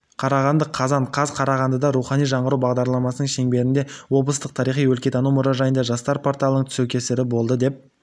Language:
Kazakh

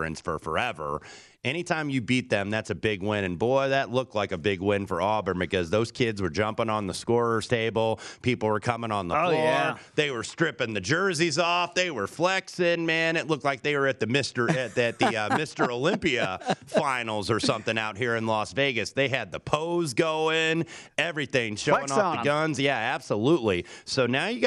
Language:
English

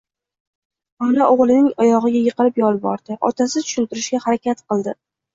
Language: Uzbek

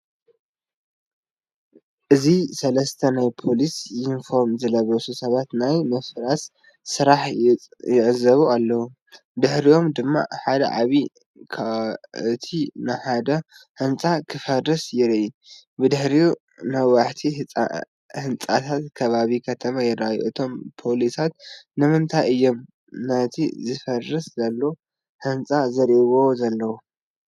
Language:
Tigrinya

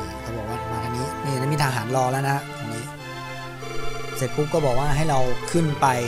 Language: Thai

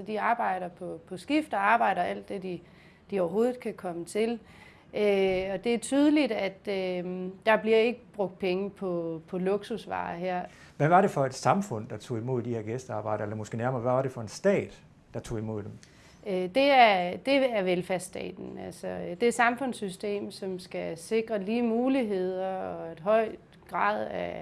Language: Danish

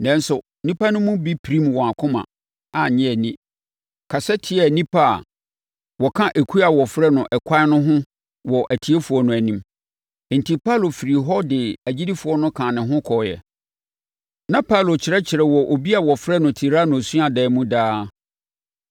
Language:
Akan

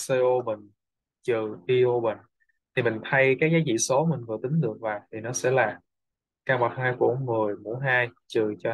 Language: Vietnamese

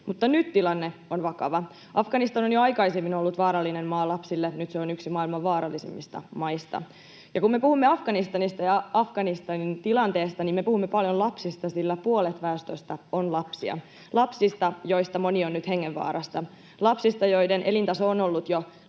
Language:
Finnish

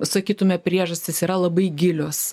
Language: Lithuanian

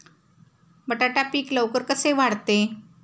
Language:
Marathi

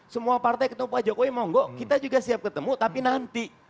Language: Indonesian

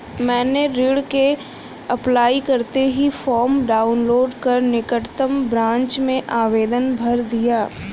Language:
Hindi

